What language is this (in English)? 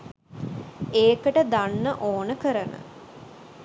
Sinhala